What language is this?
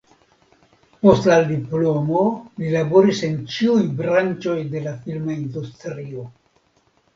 Esperanto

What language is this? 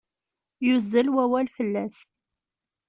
Kabyle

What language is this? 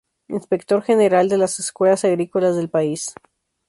Spanish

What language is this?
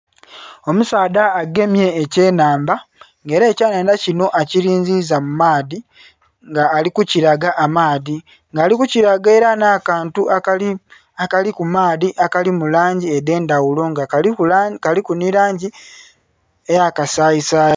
Soga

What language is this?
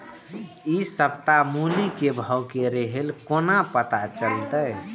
Maithili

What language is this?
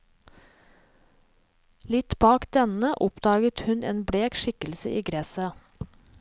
Norwegian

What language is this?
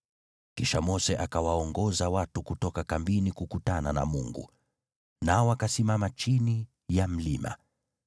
Swahili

